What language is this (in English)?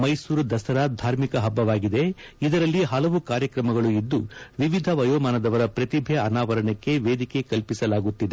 Kannada